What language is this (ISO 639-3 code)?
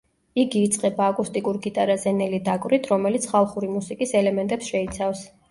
kat